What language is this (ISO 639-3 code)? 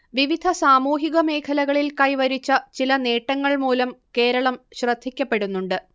mal